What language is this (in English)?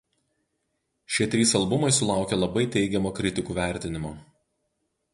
Lithuanian